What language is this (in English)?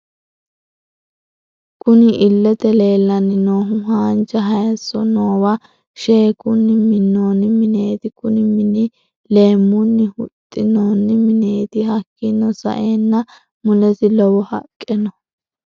Sidamo